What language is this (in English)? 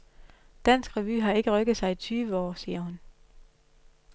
Danish